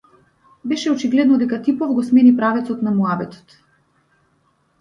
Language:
Macedonian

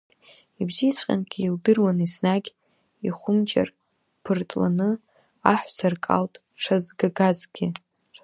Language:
Abkhazian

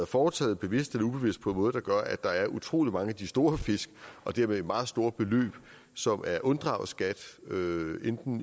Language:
Danish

